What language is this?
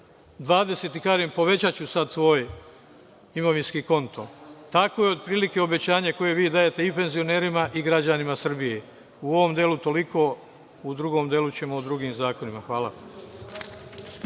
Serbian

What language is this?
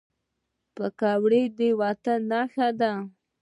Pashto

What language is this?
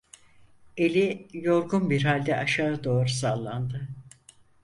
Turkish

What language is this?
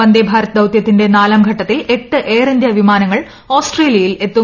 Malayalam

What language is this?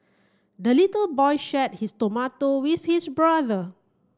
English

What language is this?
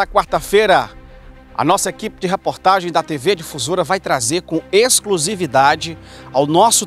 Portuguese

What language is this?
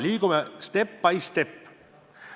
Estonian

